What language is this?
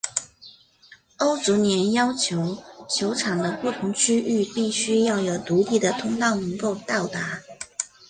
Chinese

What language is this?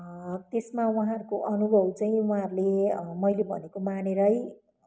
Nepali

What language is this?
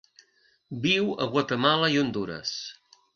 Catalan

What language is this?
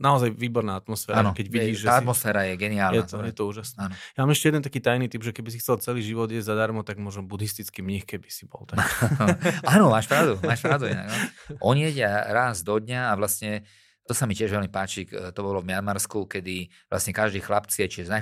Slovak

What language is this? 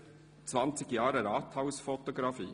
Swiss German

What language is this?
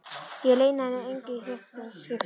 Icelandic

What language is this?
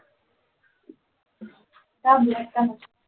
Marathi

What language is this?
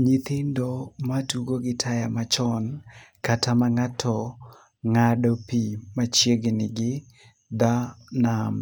Luo (Kenya and Tanzania)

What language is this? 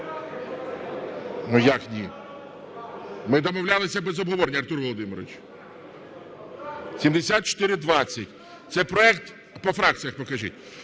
Ukrainian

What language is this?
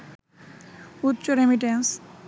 Bangla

